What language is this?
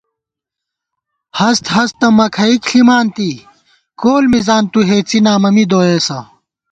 Gawar-Bati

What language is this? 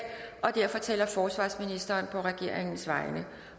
Danish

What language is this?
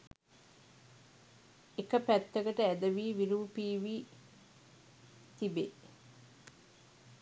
Sinhala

